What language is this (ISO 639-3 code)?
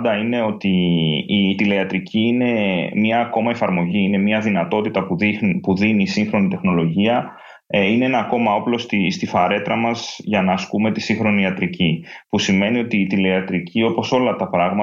ell